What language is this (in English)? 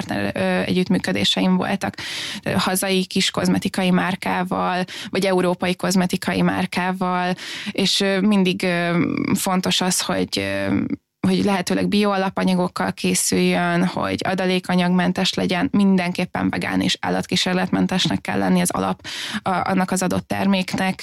Hungarian